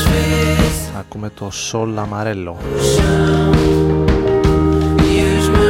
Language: Greek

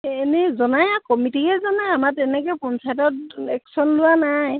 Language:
Assamese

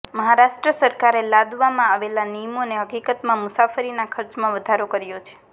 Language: Gujarati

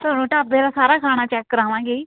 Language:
Punjabi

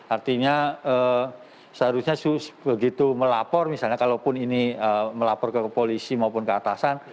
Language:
Indonesian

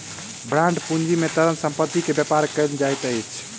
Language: Maithili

